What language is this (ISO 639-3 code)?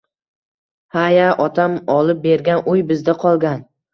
uzb